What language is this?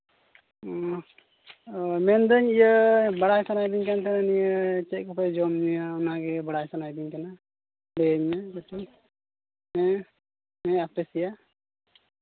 Santali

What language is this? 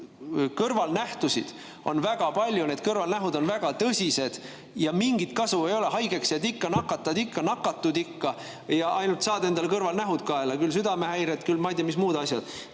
Estonian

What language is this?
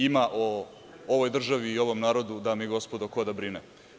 Serbian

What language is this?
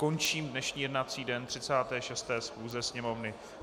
Czech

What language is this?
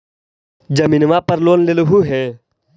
Magahi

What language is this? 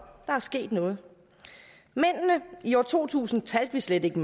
Danish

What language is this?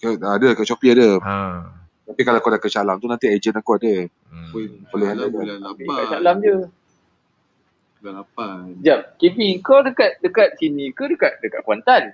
Malay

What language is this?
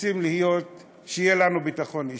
Hebrew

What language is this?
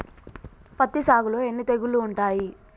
Telugu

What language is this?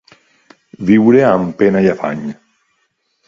Catalan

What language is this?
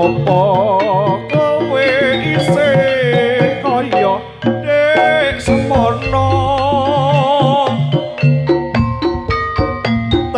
Indonesian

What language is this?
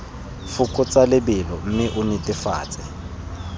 Tswana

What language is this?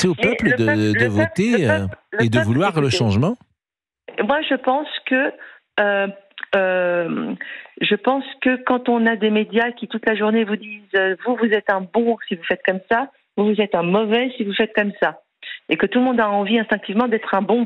French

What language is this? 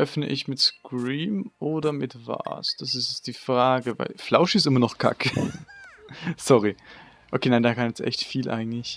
German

